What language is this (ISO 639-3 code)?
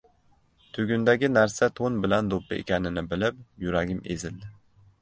uzb